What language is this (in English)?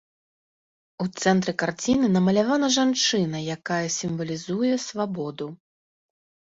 Belarusian